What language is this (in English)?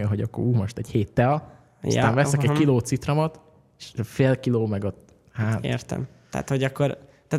Hungarian